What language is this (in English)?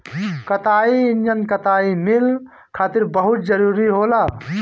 Bhojpuri